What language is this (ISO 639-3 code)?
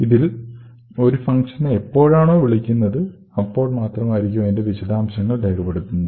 mal